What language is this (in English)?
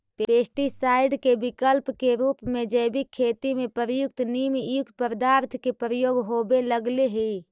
Magahi